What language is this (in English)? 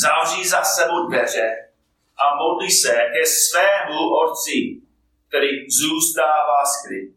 Czech